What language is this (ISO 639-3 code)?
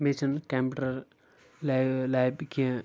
kas